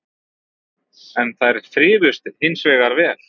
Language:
Icelandic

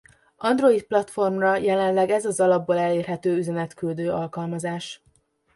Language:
Hungarian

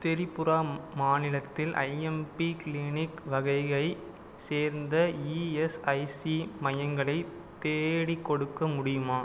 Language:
Tamil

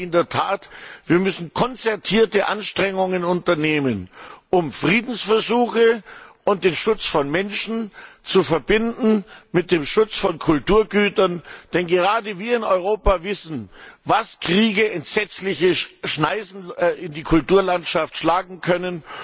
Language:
German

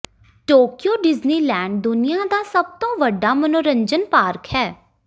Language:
Punjabi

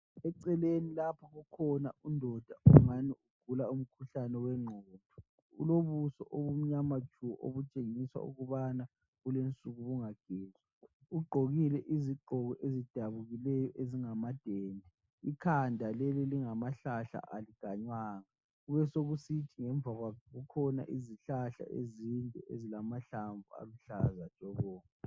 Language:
North Ndebele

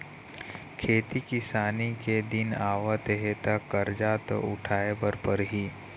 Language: Chhattisgarhi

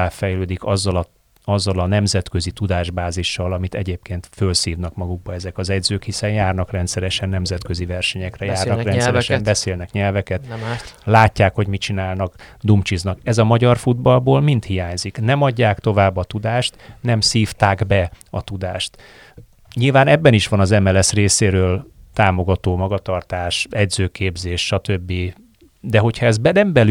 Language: Hungarian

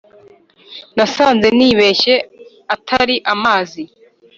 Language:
Kinyarwanda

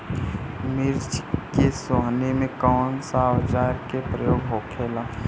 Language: Bhojpuri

